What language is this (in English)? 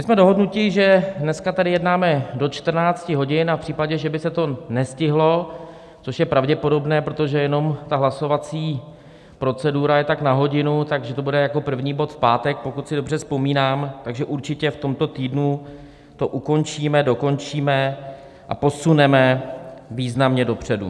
Czech